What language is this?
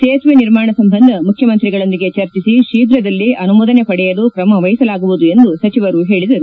Kannada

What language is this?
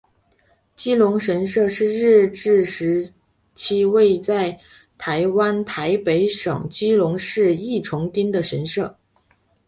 Chinese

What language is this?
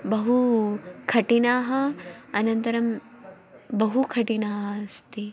Sanskrit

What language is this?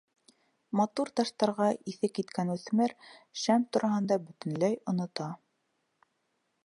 Bashkir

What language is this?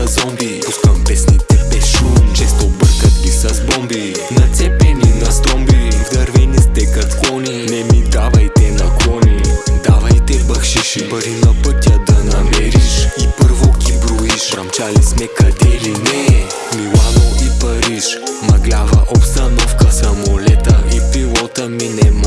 Bulgarian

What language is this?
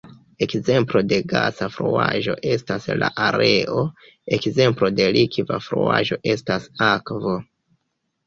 Esperanto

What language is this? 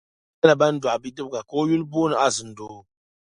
Dagbani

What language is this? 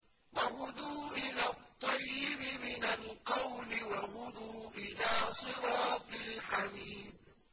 Arabic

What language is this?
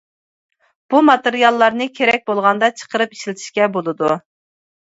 Uyghur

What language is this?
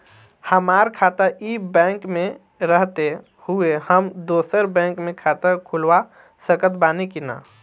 Bhojpuri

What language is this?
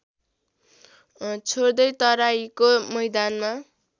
Nepali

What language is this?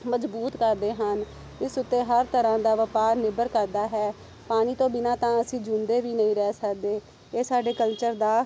Punjabi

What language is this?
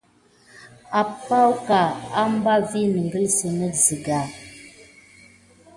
Gidar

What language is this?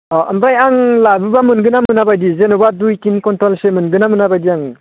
Bodo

